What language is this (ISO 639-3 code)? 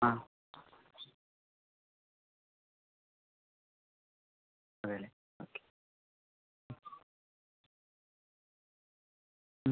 mal